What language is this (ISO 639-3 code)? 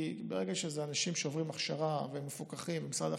heb